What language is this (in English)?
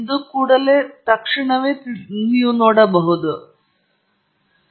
Kannada